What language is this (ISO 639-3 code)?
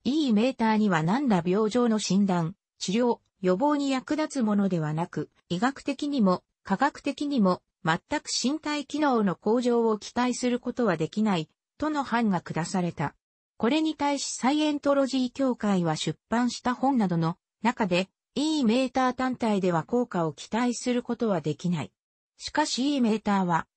jpn